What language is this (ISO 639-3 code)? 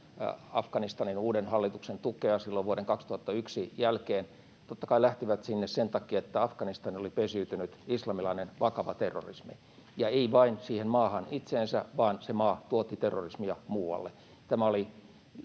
fin